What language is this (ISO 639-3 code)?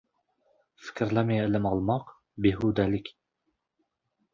uzb